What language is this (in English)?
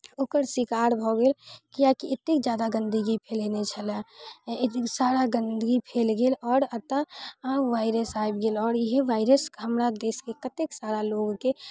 Maithili